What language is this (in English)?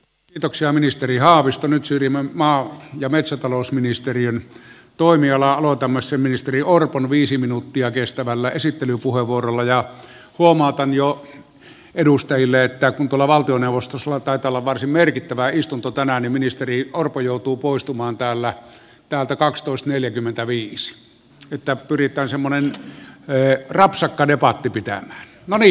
Finnish